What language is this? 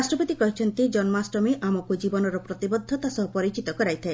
Odia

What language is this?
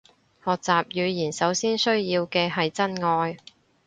Cantonese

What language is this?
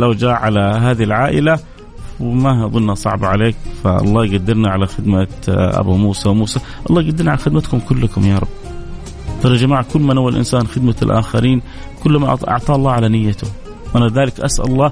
Arabic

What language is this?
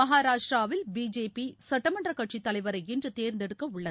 Tamil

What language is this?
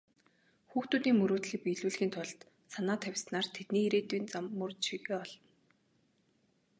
Mongolian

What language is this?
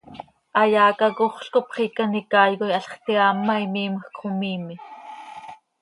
Seri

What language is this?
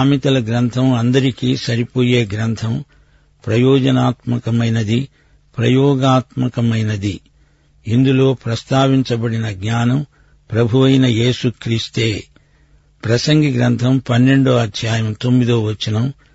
Telugu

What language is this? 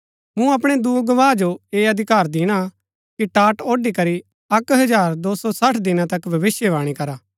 Gaddi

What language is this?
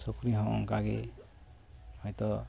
Santali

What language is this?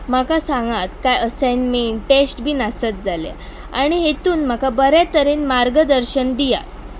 Konkani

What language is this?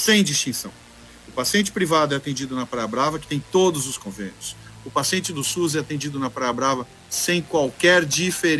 Portuguese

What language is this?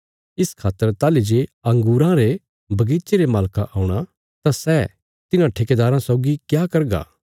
Bilaspuri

